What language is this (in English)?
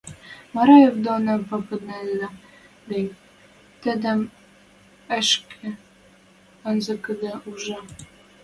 Western Mari